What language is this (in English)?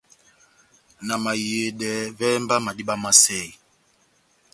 Batanga